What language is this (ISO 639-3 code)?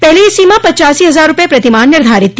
hin